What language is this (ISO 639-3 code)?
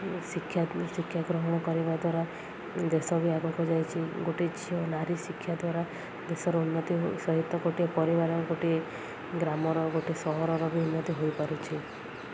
ori